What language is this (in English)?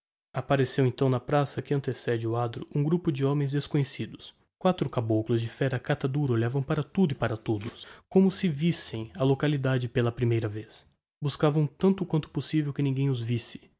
Portuguese